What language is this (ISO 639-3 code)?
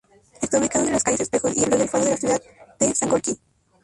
spa